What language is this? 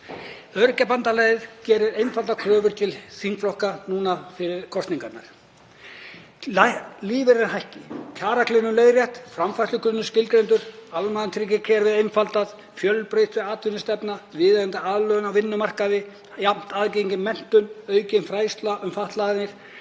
Icelandic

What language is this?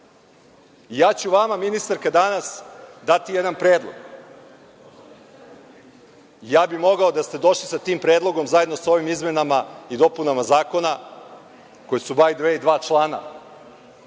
Serbian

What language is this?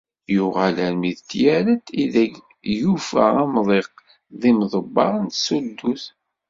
Kabyle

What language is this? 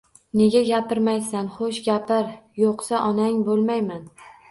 Uzbek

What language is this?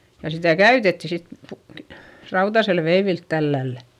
Finnish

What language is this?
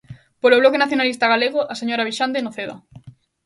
Galician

